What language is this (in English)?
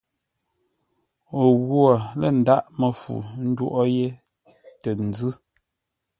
Ngombale